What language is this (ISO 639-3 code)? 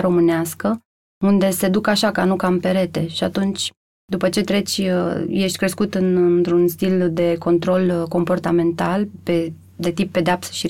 ron